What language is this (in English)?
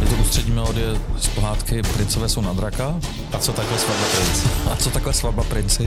Czech